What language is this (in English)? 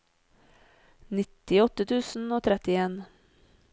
Norwegian